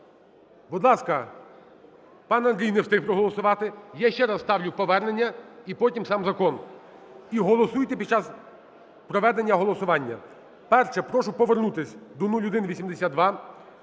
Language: Ukrainian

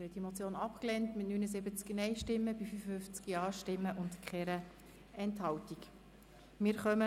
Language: Swiss German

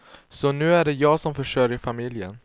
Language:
Swedish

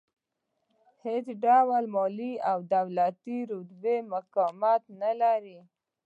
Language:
Pashto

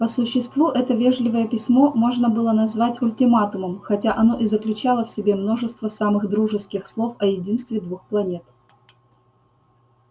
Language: Russian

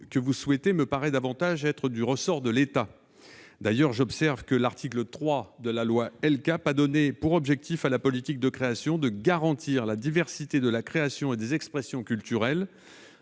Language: French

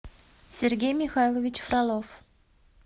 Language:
Russian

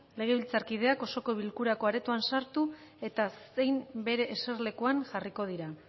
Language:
Basque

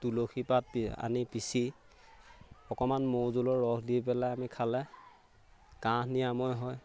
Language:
Assamese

